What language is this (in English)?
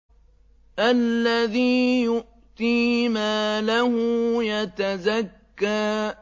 Arabic